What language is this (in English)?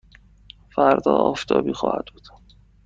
Persian